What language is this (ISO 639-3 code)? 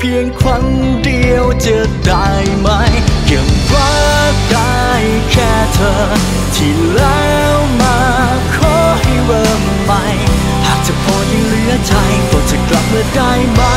tha